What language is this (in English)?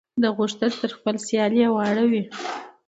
Pashto